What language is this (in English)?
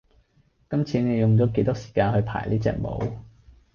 Cantonese